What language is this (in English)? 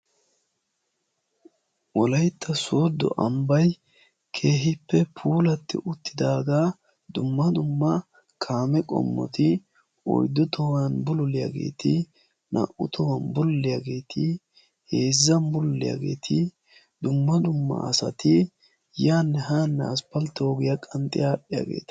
Wolaytta